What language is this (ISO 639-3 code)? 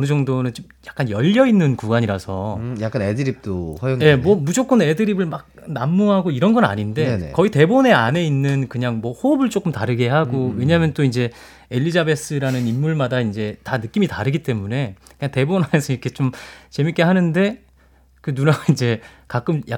kor